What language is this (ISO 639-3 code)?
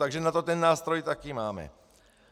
ces